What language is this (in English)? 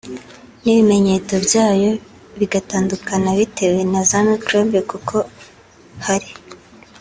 Kinyarwanda